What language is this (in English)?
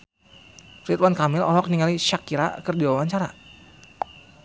Sundanese